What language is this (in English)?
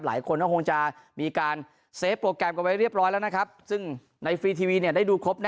Thai